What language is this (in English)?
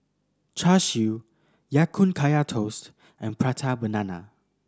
English